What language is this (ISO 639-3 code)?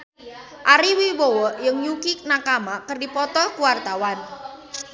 sun